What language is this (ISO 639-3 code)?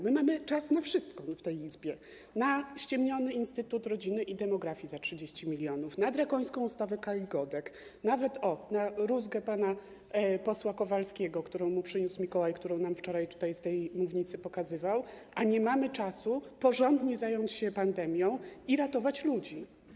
pol